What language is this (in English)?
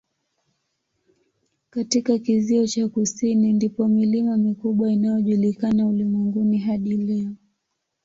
Swahili